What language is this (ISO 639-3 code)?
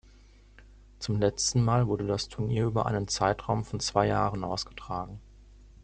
deu